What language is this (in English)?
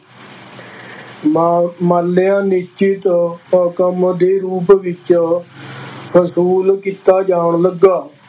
Punjabi